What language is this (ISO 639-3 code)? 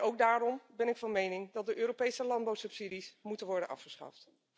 nld